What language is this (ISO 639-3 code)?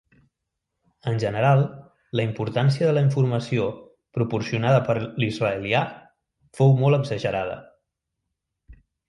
cat